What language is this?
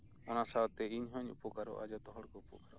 Santali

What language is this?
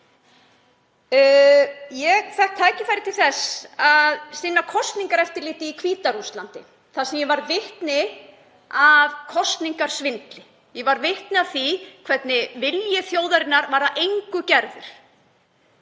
Icelandic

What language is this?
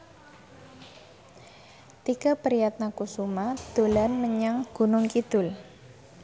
Javanese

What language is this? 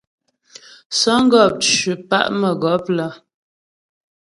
Ghomala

